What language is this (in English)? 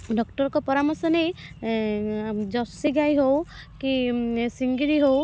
Odia